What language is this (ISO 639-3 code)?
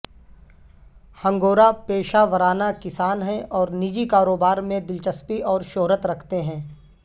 urd